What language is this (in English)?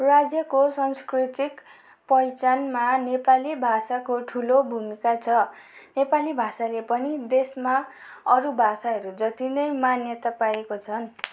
Nepali